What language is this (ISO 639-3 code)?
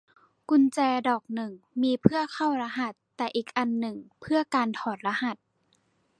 tha